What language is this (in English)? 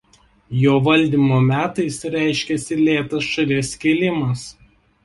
Lithuanian